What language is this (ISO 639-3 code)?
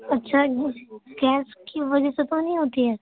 urd